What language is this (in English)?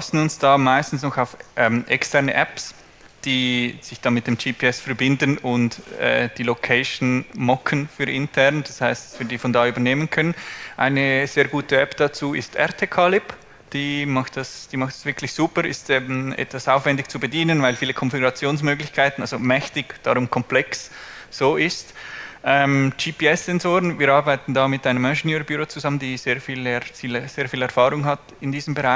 German